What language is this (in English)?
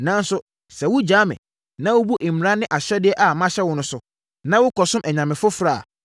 Akan